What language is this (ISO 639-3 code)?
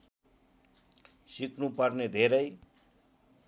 nep